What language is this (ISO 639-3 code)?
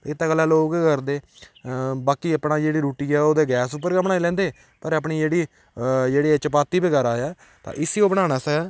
doi